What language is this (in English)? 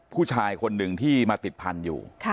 Thai